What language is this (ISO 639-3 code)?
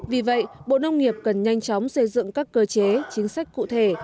vie